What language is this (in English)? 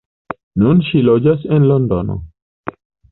Esperanto